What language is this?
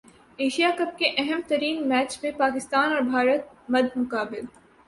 Urdu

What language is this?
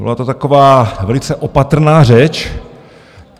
Czech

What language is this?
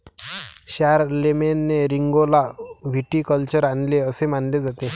Marathi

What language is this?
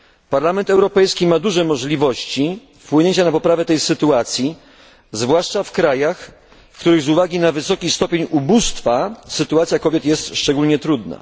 Polish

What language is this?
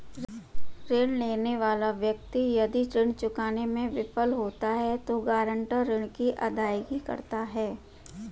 Hindi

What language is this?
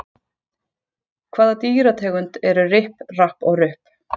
Icelandic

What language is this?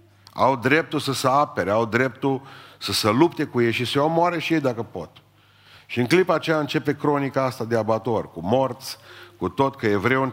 Romanian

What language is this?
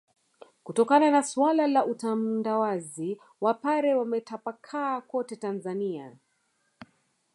Swahili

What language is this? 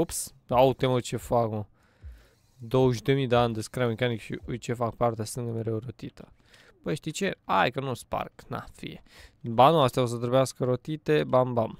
Romanian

